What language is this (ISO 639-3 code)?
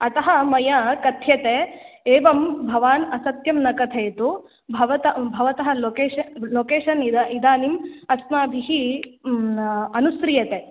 san